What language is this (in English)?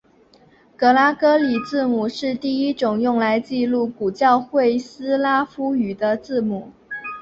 Chinese